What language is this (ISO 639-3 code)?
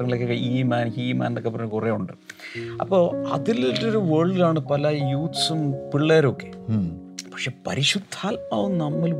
mal